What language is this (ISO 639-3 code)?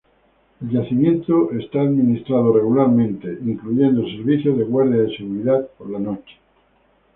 spa